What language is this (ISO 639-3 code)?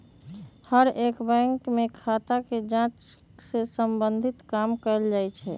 mag